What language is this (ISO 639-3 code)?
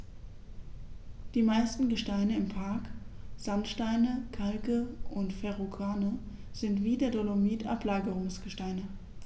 deu